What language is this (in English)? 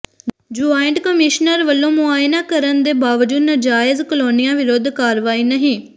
Punjabi